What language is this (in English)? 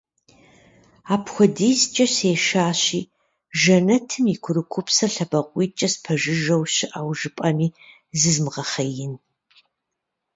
Kabardian